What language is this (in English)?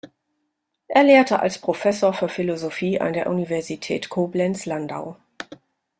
German